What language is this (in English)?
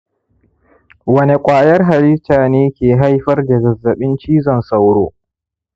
Hausa